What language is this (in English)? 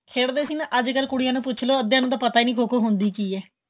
Punjabi